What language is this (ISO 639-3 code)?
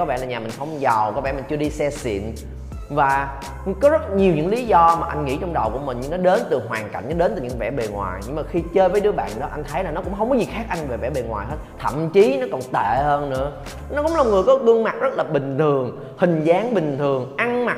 vie